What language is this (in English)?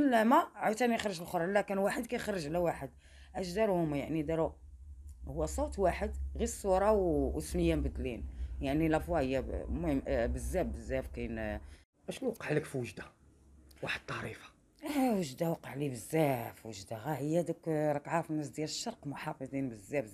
Arabic